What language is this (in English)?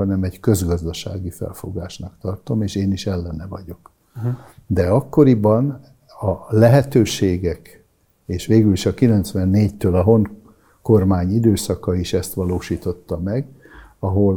Hungarian